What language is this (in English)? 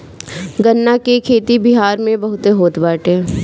Bhojpuri